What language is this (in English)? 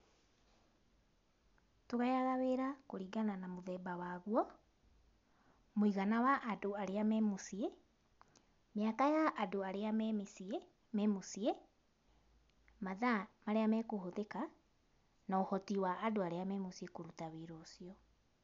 Kikuyu